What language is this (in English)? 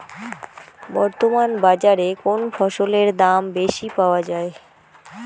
Bangla